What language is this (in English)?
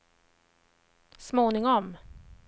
Swedish